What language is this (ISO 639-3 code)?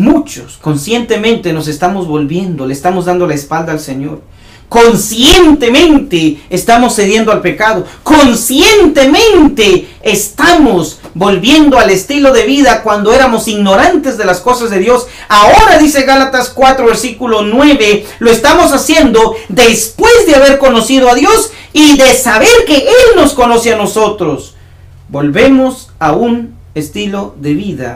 spa